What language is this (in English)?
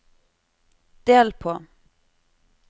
Norwegian